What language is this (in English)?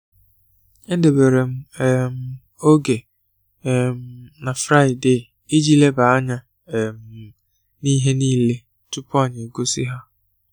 Igbo